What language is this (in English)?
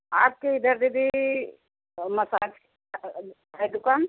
Hindi